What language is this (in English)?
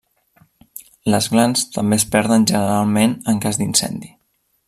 Catalan